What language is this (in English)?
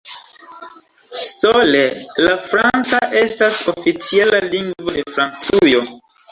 Esperanto